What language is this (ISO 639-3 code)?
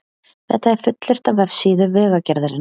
isl